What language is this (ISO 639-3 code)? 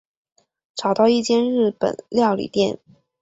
zho